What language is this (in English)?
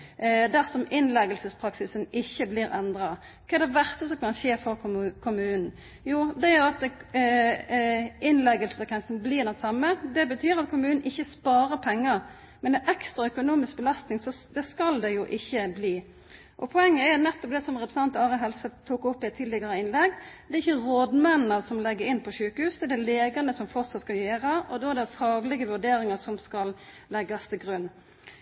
Norwegian Nynorsk